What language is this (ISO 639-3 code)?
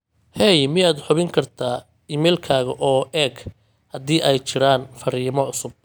som